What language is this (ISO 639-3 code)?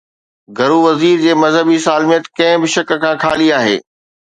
snd